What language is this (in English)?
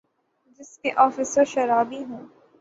Urdu